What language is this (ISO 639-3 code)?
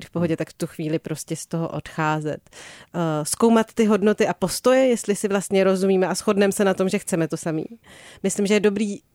ces